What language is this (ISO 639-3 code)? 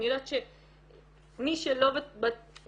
heb